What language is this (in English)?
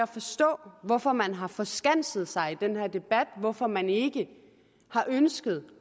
Danish